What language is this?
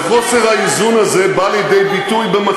Hebrew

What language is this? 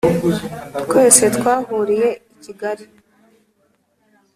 Kinyarwanda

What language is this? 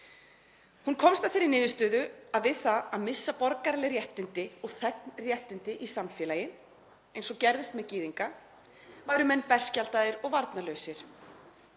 Icelandic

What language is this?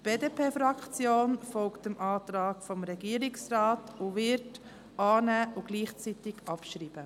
Swiss German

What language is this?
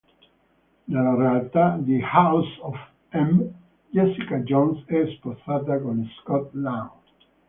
Italian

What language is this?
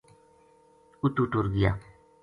Gujari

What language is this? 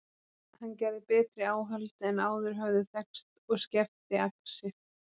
Icelandic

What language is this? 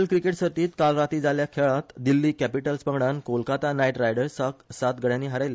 Konkani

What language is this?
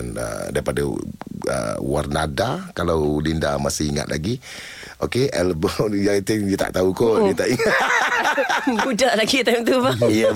Malay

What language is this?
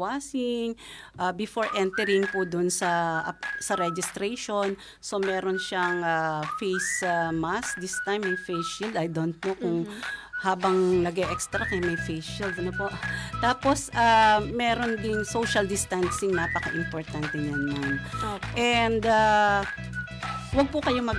Filipino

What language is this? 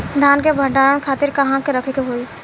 Bhojpuri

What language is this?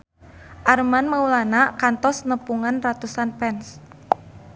Sundanese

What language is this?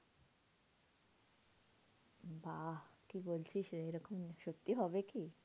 Bangla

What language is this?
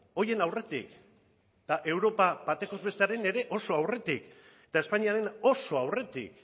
Basque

